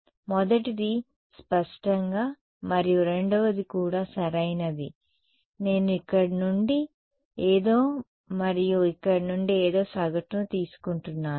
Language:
Telugu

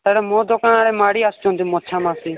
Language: Odia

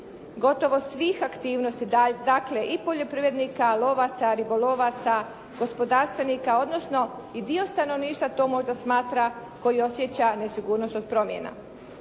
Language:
Croatian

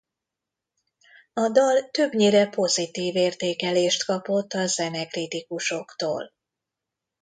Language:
Hungarian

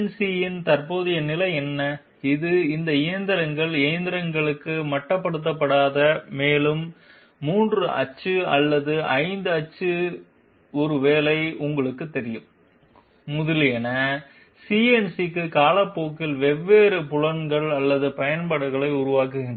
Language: Tamil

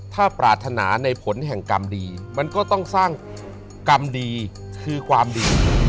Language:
Thai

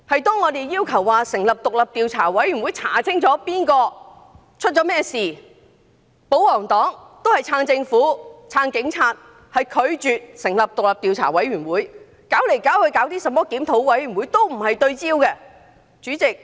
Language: Cantonese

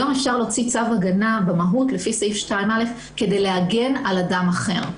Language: Hebrew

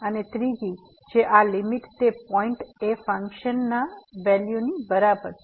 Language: Gujarati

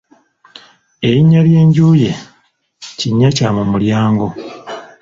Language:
Ganda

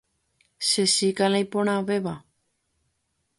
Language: Guarani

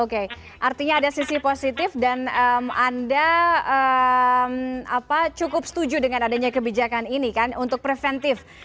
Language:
Indonesian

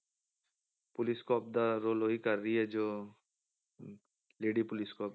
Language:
Punjabi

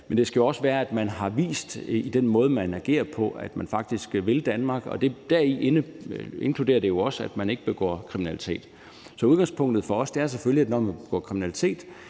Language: Danish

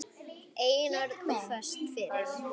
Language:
Icelandic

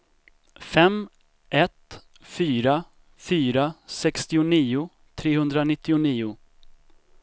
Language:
Swedish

